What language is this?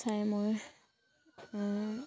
Assamese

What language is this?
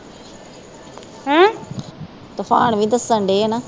Punjabi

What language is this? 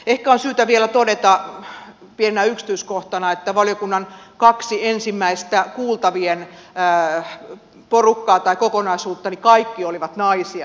Finnish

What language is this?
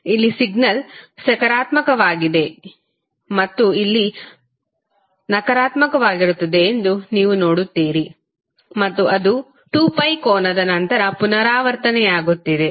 Kannada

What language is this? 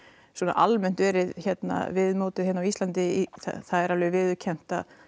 Icelandic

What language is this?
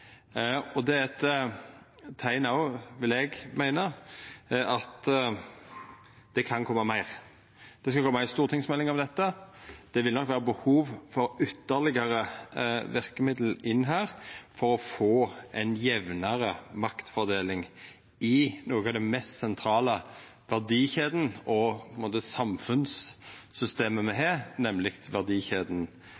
Norwegian Nynorsk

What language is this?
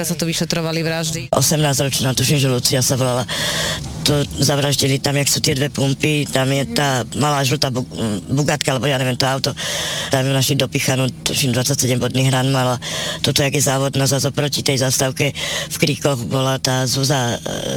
Slovak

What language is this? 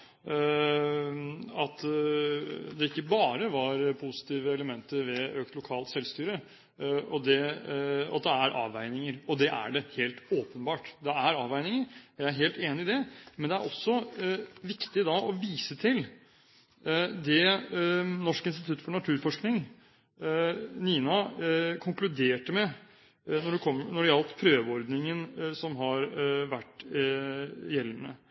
Norwegian Bokmål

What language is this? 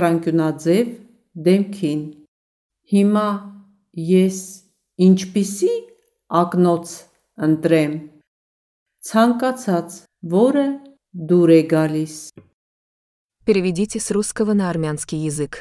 Russian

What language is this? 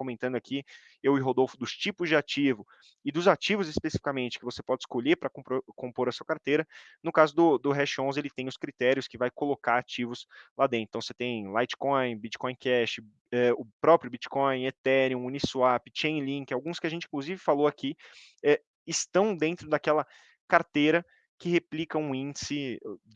Portuguese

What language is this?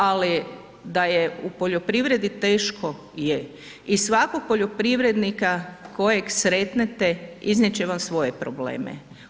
Croatian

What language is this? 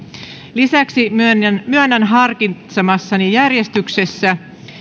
Finnish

